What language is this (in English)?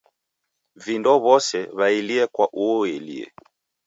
Taita